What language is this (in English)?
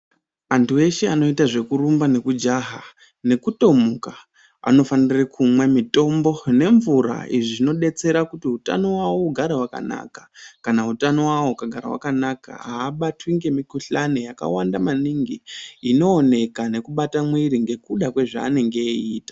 Ndau